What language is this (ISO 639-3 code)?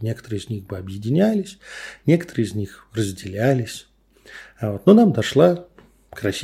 rus